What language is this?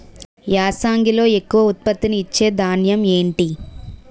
Telugu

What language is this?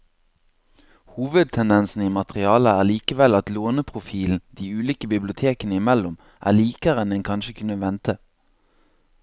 Norwegian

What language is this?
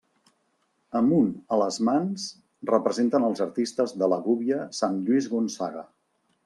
Catalan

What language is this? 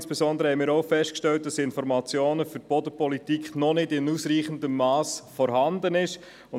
Swiss German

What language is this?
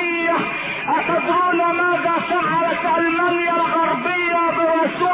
Arabic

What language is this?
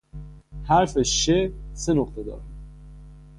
Persian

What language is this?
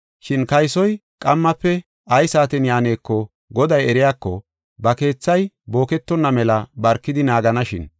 Gofa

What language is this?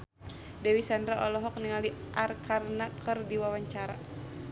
Sundanese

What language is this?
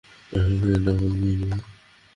Bangla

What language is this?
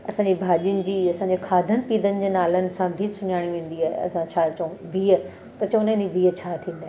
Sindhi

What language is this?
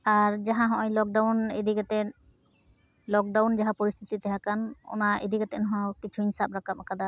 Santali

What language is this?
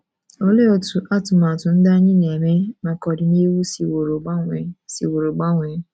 Igbo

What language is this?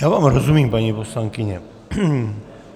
Czech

